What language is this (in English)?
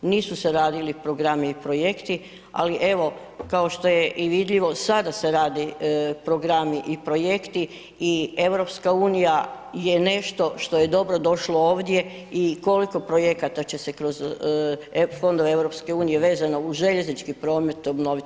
Croatian